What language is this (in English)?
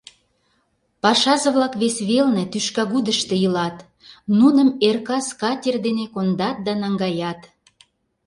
Mari